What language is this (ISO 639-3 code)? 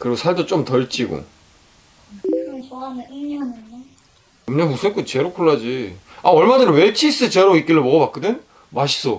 kor